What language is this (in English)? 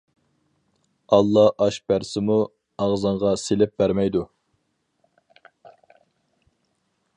Uyghur